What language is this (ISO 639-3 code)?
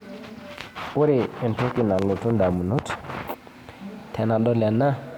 mas